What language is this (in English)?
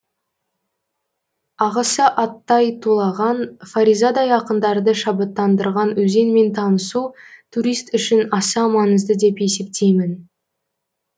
Kazakh